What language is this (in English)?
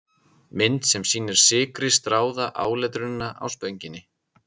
Icelandic